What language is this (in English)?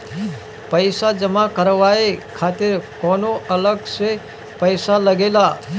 Bhojpuri